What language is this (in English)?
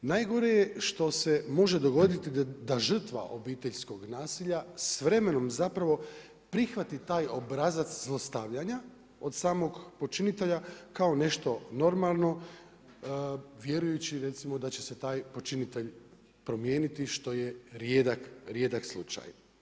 Croatian